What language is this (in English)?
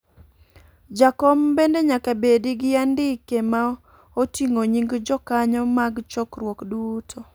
Luo (Kenya and Tanzania)